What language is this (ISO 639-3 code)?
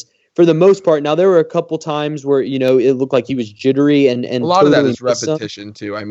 eng